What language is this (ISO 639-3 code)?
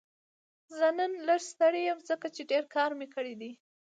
pus